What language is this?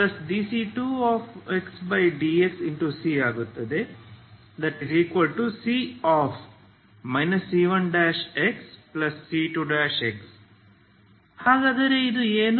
Kannada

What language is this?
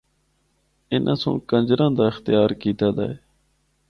Northern Hindko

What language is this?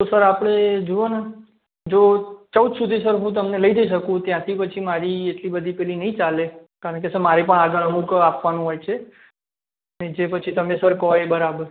Gujarati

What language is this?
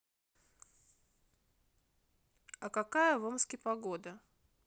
Russian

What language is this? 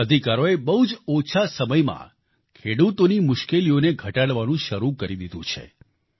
Gujarati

